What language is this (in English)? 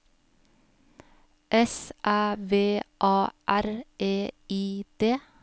Norwegian